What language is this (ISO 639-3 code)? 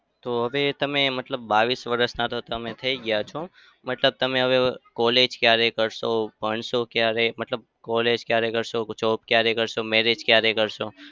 guj